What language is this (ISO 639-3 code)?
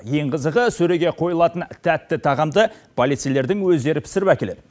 kaz